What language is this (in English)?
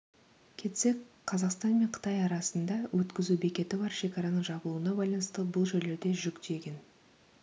Kazakh